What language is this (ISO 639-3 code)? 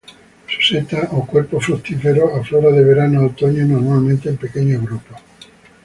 spa